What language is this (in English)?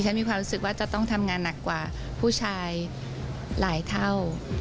Thai